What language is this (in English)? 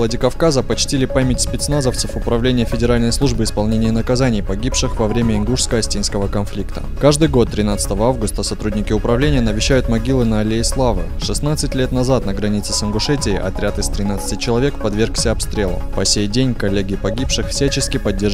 Russian